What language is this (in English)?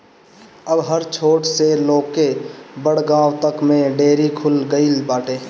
Bhojpuri